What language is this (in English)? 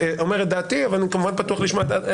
Hebrew